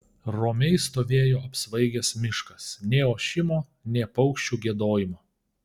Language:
Lithuanian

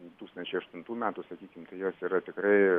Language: Lithuanian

